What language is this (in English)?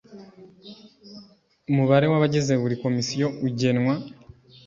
Kinyarwanda